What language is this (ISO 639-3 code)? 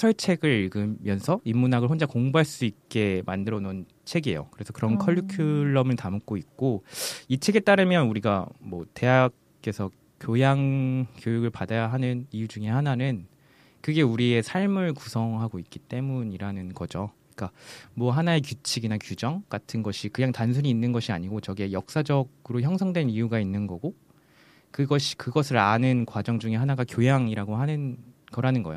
kor